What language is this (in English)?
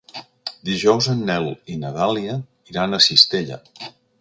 Catalan